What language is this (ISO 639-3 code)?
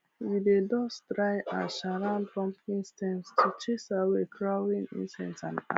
pcm